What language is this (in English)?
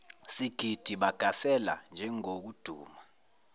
Zulu